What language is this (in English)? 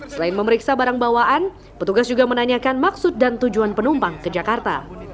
Indonesian